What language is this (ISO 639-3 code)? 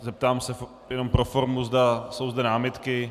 ces